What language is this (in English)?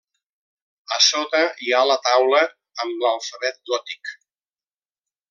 Catalan